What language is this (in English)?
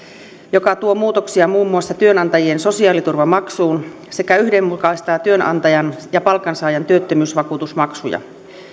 Finnish